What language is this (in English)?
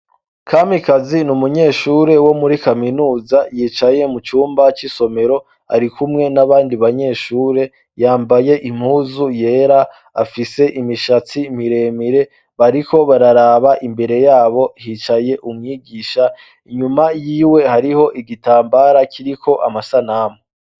Rundi